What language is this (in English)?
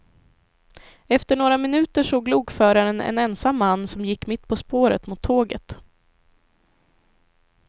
Swedish